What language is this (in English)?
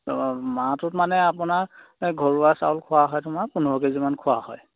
Assamese